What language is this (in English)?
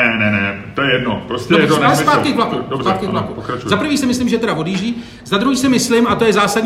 Czech